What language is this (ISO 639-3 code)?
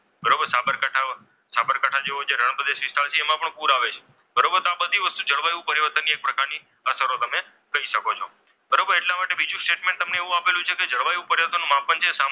guj